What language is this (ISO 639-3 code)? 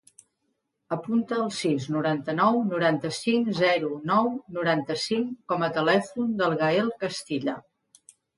cat